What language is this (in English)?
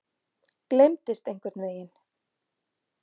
Icelandic